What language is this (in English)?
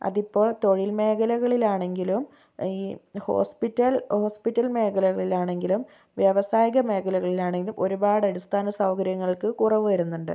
Malayalam